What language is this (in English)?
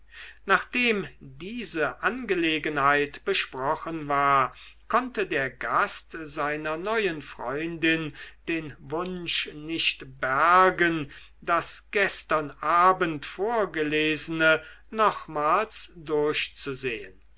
German